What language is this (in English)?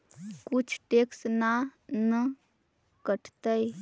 Magahi